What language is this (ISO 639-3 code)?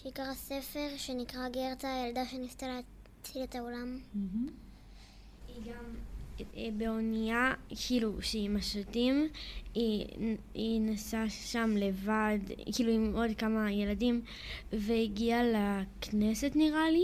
heb